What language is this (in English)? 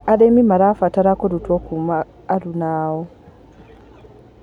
Kikuyu